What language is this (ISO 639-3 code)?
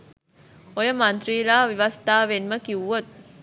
sin